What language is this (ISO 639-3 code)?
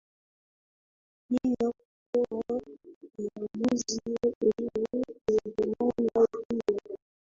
swa